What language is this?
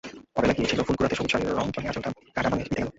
Bangla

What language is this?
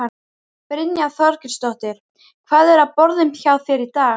Icelandic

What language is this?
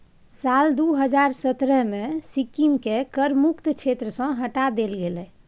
Maithili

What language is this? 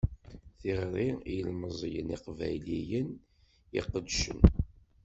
Kabyle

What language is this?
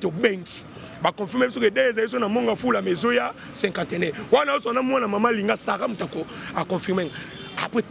French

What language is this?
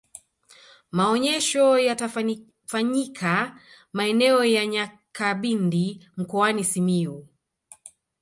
Swahili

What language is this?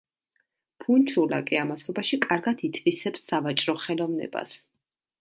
Georgian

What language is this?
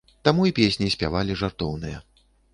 Belarusian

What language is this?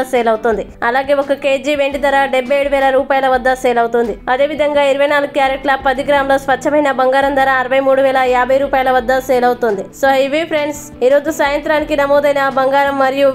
Telugu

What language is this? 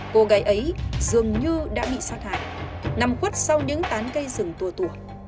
Vietnamese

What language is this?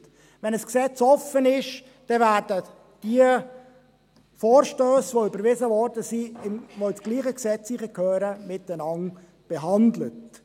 Swiss German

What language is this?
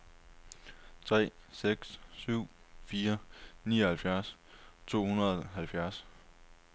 Danish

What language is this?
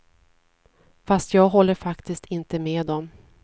Swedish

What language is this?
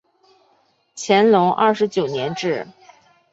Chinese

